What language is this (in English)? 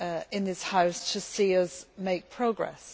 English